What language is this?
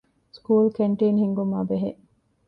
Divehi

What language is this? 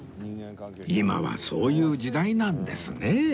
Japanese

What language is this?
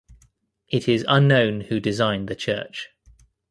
English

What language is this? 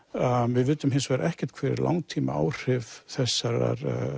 Icelandic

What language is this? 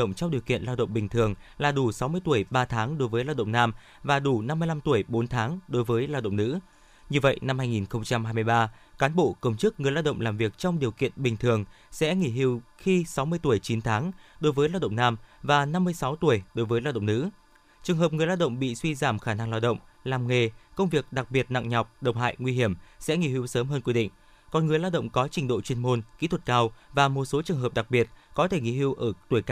Vietnamese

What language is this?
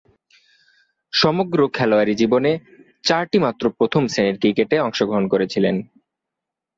Bangla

